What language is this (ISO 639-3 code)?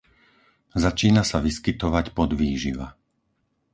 slk